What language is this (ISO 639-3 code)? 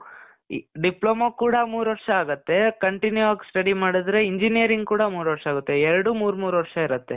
kan